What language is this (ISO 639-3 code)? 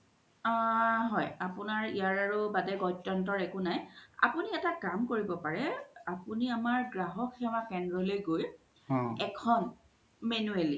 asm